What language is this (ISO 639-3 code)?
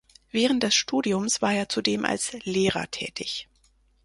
deu